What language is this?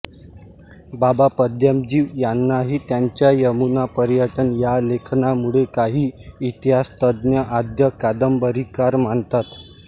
Marathi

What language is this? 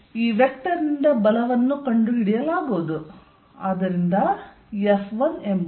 Kannada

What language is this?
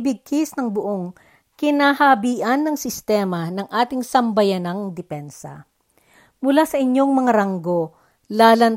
Filipino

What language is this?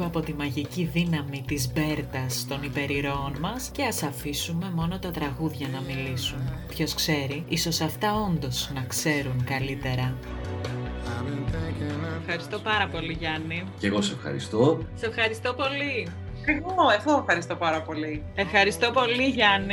Greek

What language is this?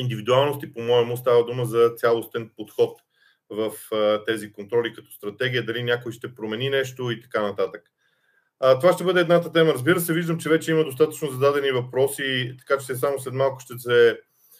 Bulgarian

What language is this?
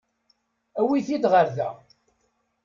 Kabyle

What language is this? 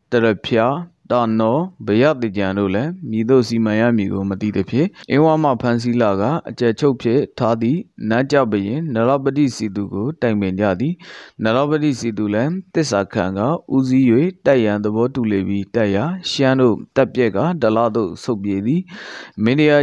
Korean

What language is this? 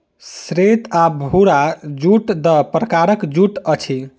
Maithili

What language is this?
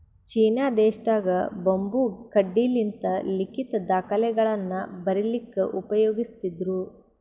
Kannada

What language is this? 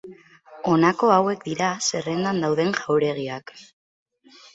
Basque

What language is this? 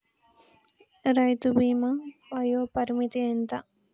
Telugu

